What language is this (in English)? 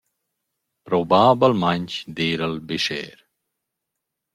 Romansh